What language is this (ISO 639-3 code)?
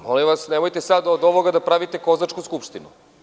srp